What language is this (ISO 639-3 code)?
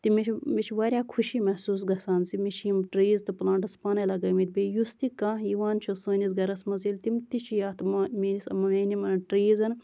kas